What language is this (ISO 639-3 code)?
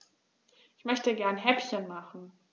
deu